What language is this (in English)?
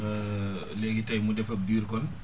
Wolof